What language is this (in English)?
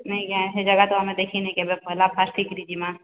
Odia